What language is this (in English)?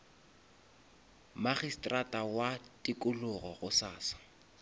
Northern Sotho